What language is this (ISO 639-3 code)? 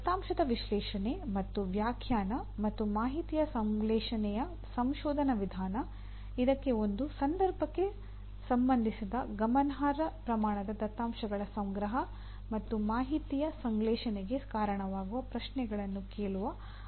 kan